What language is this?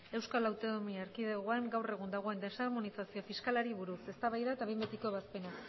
Basque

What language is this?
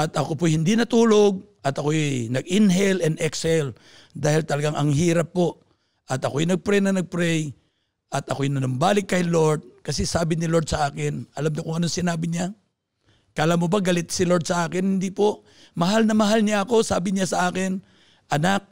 Filipino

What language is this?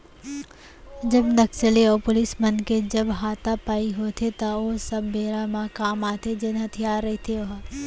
Chhattisgarhi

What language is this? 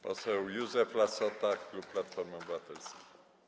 Polish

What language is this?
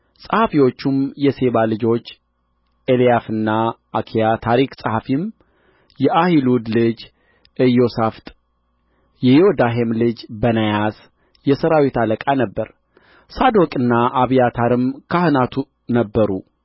Amharic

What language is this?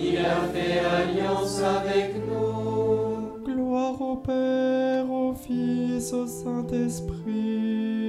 French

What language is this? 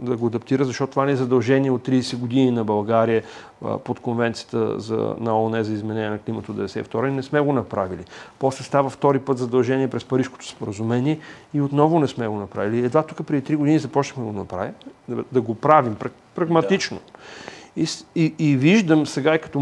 Bulgarian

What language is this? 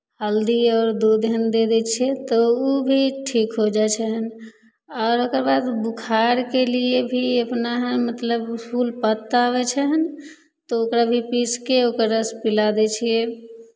Maithili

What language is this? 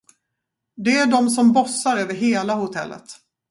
Swedish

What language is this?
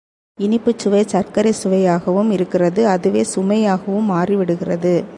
Tamil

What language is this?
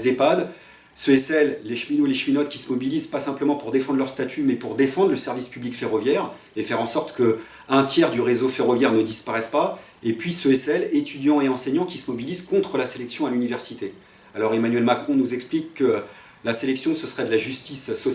French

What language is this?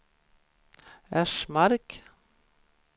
Swedish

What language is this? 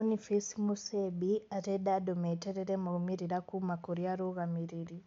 Kikuyu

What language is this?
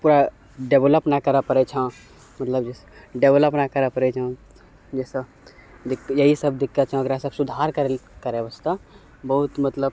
Maithili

